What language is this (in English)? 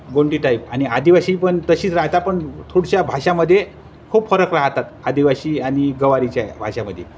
Marathi